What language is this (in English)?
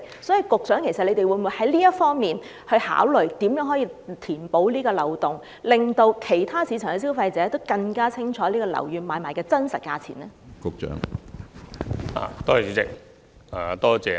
Cantonese